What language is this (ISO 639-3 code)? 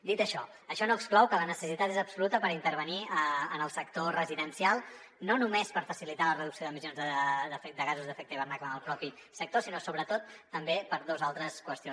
cat